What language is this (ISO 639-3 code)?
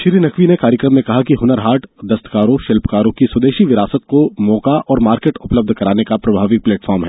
hin